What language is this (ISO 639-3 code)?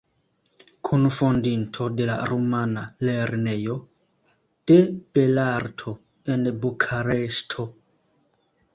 epo